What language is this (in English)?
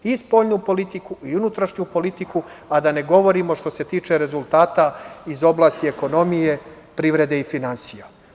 Serbian